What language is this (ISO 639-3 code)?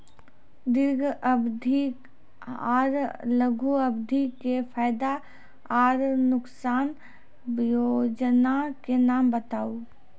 mai